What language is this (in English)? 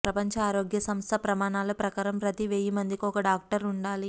Telugu